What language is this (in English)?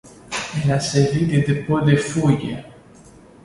French